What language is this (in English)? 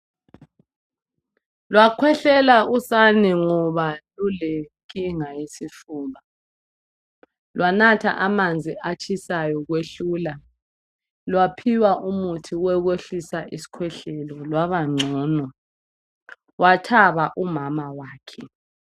North Ndebele